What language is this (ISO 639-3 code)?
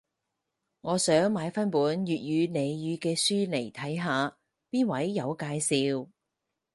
yue